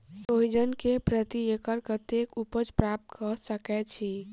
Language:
Maithili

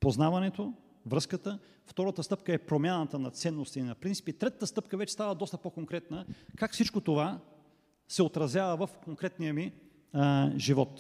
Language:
Bulgarian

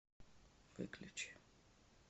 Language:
Russian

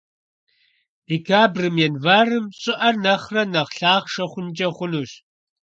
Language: Kabardian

